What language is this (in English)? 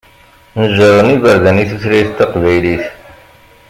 Kabyle